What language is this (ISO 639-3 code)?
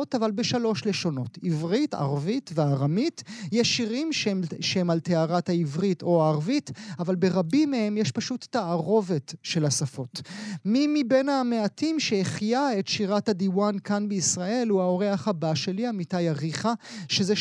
heb